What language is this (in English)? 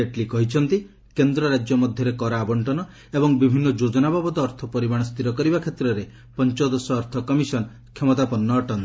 Odia